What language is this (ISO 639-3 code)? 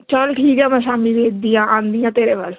pan